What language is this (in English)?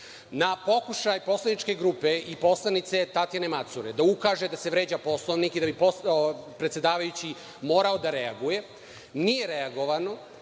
Serbian